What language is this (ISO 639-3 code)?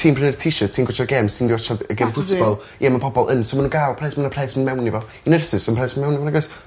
cym